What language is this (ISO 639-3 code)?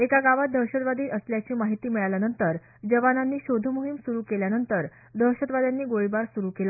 mar